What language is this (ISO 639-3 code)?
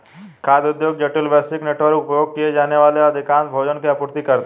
hin